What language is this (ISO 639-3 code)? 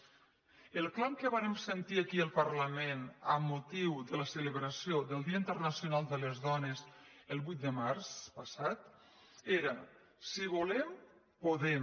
cat